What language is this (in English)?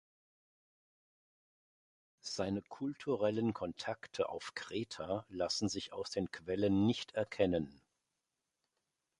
German